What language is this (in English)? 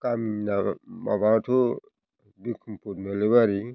Bodo